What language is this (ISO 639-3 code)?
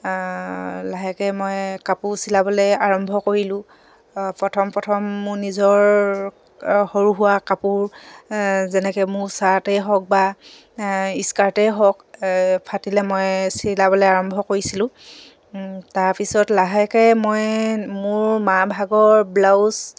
asm